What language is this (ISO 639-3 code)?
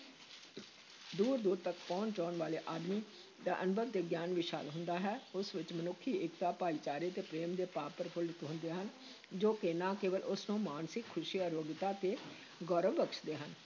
pan